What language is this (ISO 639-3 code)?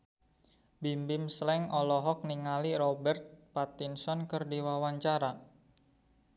sun